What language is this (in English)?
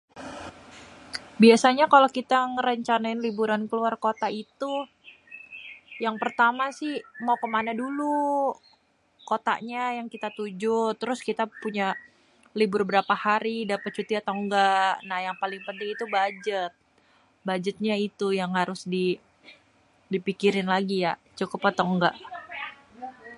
Betawi